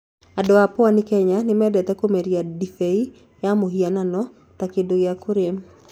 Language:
Kikuyu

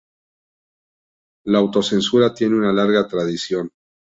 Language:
Spanish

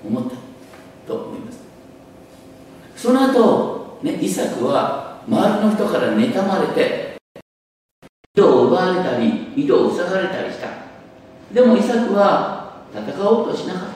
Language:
Japanese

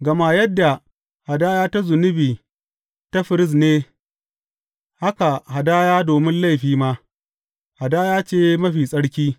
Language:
Hausa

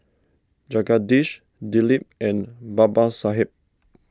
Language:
English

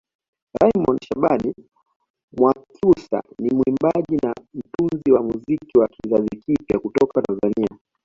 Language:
Swahili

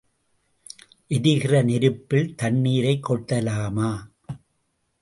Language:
Tamil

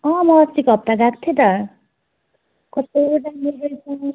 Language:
Nepali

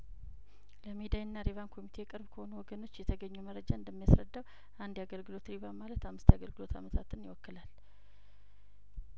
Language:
Amharic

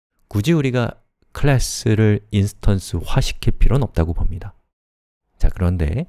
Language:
Korean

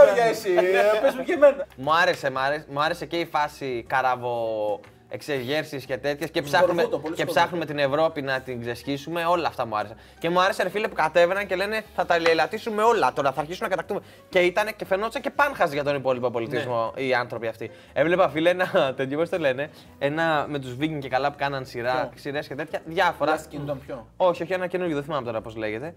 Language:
Greek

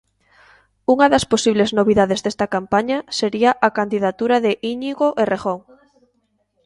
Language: Galician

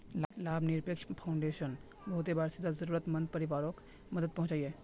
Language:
Magahi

